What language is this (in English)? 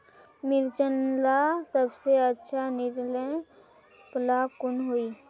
Magahi